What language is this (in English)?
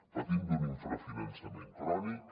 Catalan